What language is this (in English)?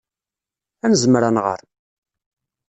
Kabyle